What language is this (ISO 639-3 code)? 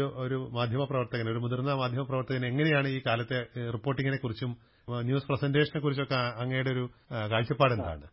mal